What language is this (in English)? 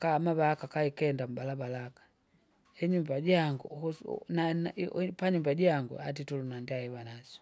Kinga